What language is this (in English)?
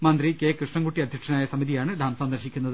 Malayalam